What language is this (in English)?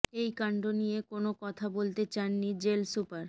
Bangla